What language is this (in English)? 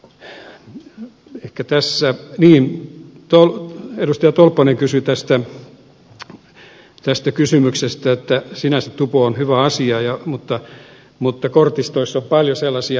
Finnish